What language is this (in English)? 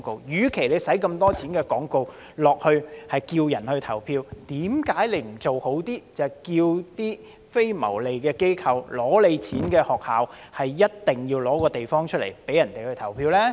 Cantonese